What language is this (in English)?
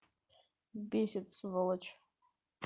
Russian